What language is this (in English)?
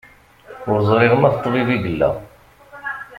Kabyle